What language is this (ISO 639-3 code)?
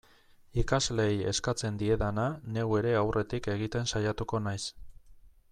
eus